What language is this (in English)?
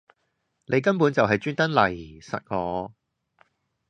Cantonese